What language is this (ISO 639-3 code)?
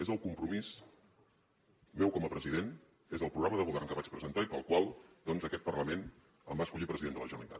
cat